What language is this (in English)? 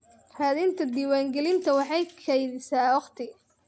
Somali